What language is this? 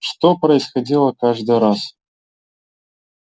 Russian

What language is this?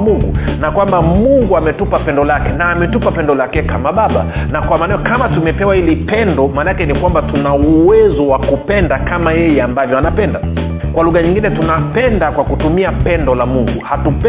Swahili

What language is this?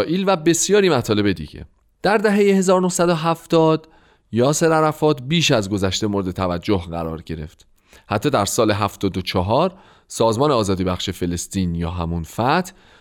Persian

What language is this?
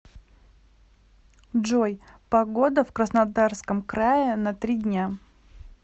Russian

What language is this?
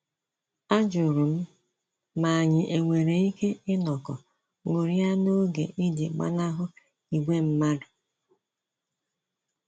Igbo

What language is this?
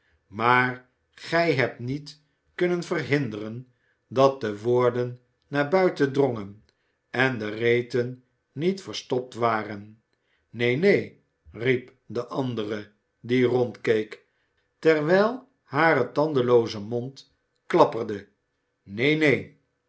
Dutch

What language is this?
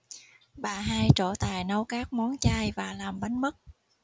Vietnamese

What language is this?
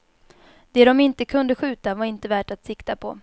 Swedish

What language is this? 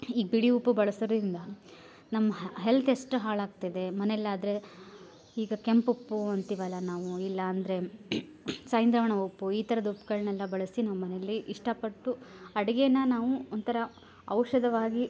Kannada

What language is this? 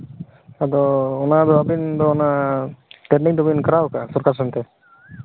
Santali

